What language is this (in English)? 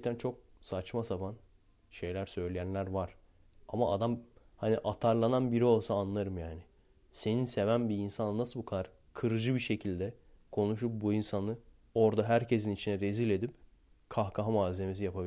Turkish